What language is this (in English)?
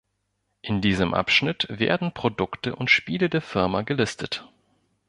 German